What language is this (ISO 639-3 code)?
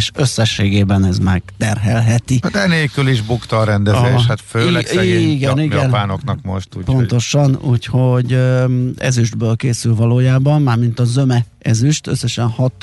hun